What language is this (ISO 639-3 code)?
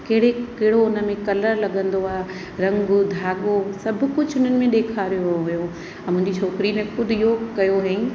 snd